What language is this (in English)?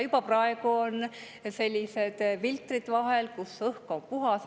Estonian